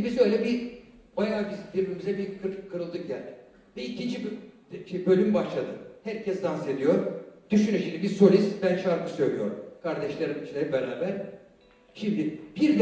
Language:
Turkish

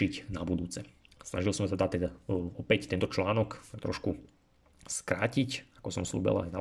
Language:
Slovak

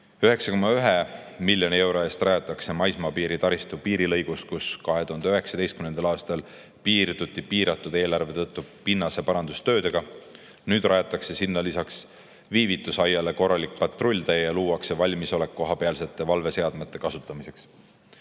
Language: Estonian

